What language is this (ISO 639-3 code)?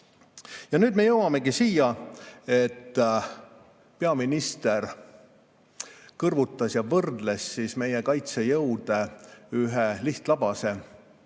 est